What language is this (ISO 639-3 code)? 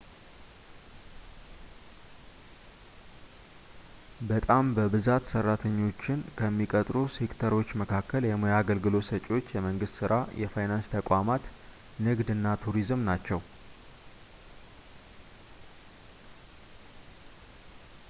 amh